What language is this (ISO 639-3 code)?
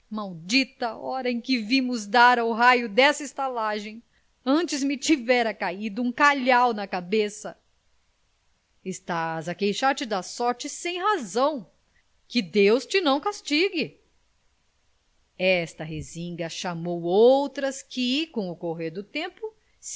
por